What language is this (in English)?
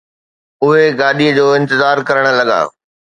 Sindhi